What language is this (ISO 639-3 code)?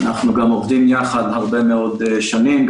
heb